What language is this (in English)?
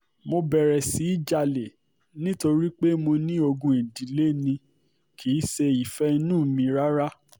Yoruba